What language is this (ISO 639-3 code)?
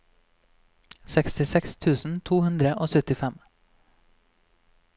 nor